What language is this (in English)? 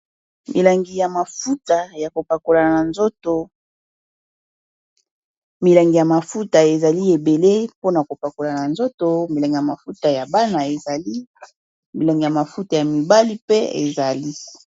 Lingala